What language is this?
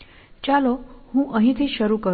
Gujarati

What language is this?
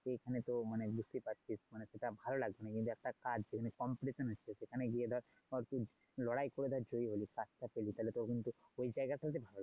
Bangla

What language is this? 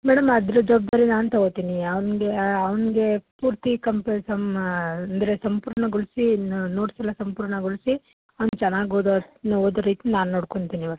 Kannada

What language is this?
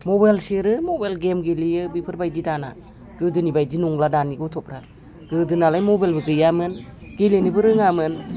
Bodo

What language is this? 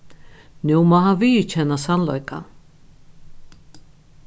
Faroese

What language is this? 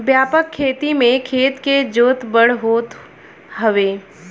Bhojpuri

